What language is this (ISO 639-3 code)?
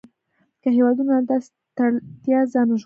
pus